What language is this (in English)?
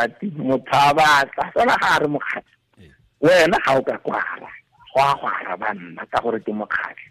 Filipino